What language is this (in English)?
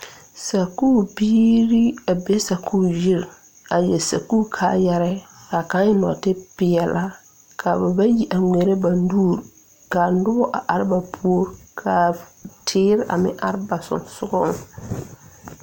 Southern Dagaare